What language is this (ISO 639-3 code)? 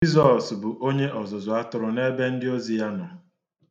ibo